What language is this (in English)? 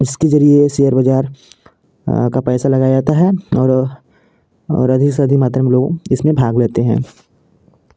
Hindi